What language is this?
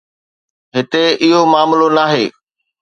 Sindhi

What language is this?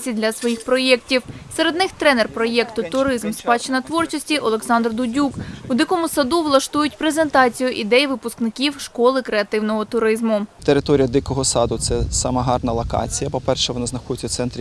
Ukrainian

